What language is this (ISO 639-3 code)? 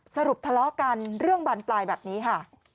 tha